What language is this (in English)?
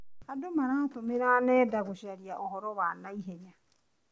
Kikuyu